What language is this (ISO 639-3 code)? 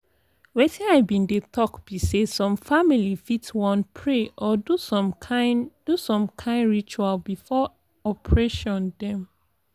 pcm